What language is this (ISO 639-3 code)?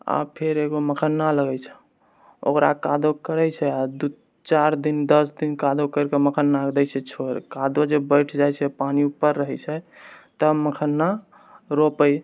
mai